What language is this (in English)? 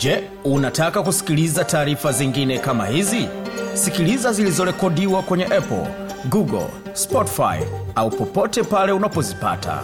Swahili